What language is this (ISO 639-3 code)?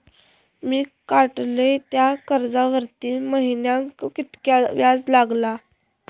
mar